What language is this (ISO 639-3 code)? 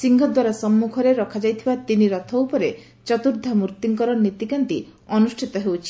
ori